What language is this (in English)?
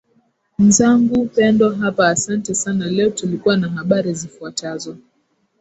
Swahili